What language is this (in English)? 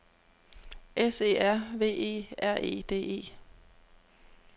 Danish